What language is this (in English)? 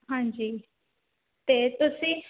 Punjabi